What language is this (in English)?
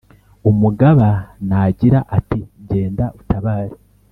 Kinyarwanda